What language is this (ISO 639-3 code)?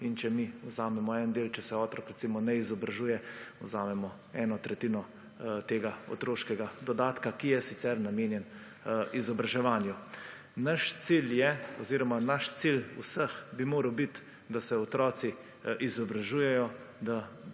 slv